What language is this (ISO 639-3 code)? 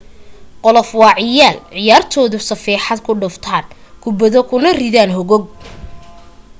som